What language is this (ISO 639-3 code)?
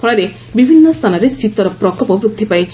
ori